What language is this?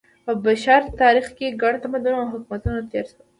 Pashto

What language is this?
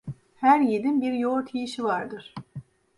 Turkish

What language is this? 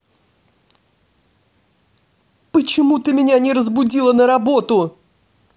Russian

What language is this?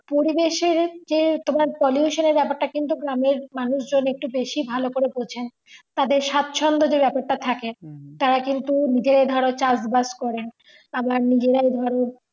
Bangla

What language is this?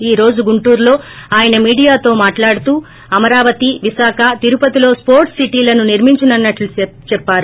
Telugu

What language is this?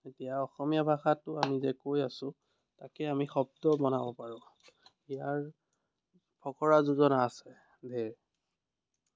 Assamese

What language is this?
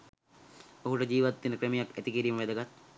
Sinhala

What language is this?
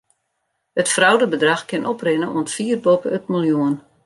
Western Frisian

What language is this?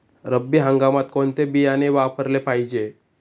Marathi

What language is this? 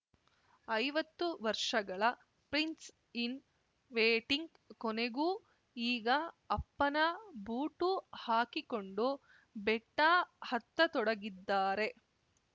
Kannada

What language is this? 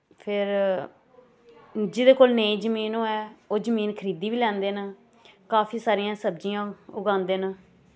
Dogri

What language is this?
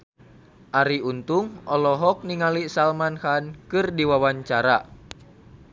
Sundanese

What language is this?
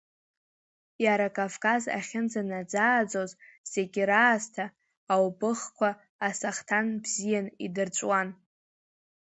Abkhazian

